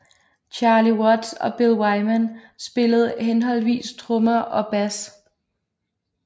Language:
Danish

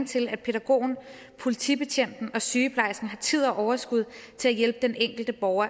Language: Danish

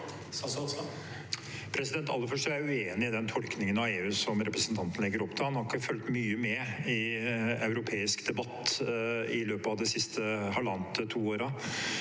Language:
Norwegian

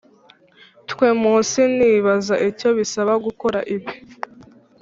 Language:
Kinyarwanda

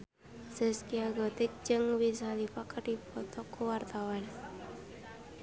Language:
Sundanese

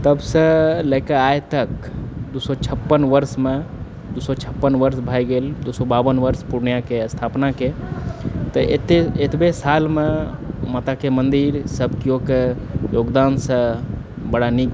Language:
Maithili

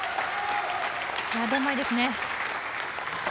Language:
Japanese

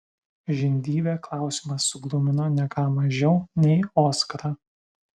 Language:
Lithuanian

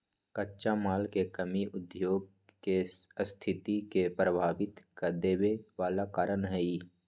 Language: Magahi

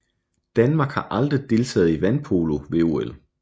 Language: Danish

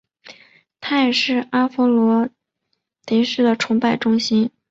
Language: Chinese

